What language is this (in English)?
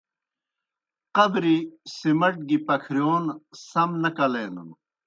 Kohistani Shina